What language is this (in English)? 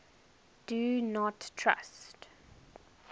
English